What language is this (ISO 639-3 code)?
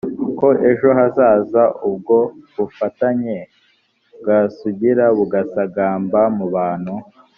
kin